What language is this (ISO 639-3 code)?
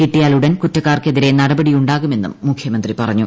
mal